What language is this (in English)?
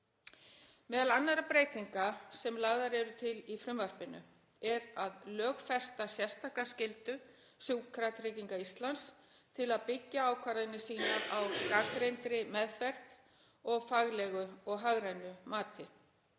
Icelandic